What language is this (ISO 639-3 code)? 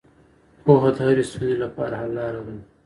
pus